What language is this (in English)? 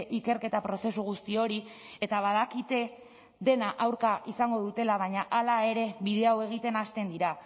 Basque